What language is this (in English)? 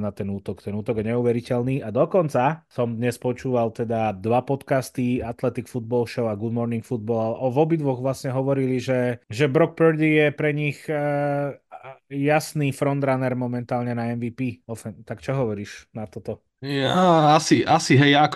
Slovak